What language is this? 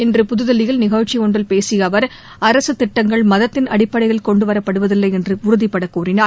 Tamil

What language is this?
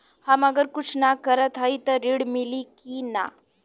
Bhojpuri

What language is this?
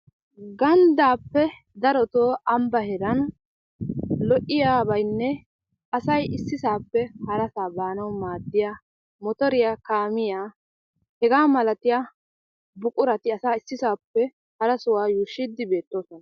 Wolaytta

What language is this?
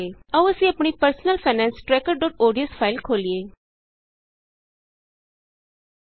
Punjabi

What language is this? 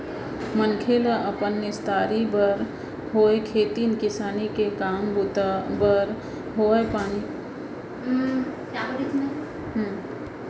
Chhattisgarhi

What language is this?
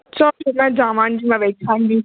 Punjabi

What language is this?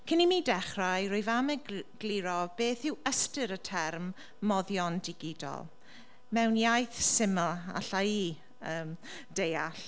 Welsh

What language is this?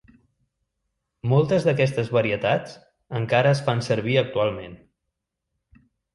Catalan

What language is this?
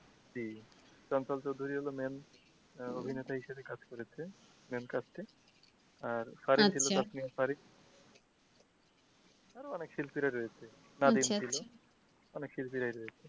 Bangla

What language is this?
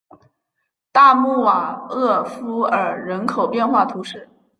Chinese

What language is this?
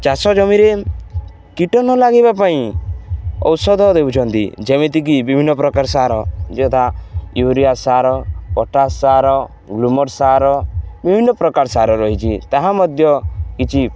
Odia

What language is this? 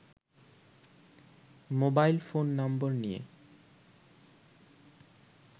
Bangla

